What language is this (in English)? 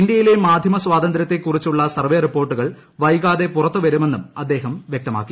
Malayalam